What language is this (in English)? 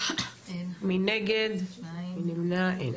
Hebrew